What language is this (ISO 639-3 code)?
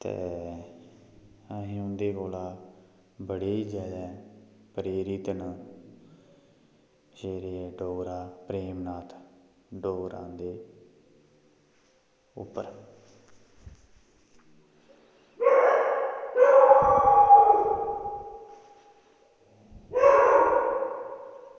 doi